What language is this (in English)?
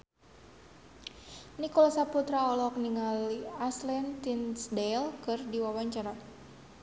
Sundanese